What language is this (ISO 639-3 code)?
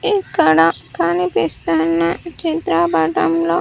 tel